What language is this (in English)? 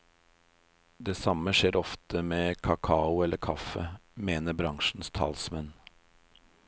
Norwegian